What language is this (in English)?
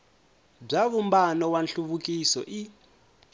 Tsonga